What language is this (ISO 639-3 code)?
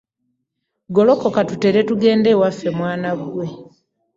lug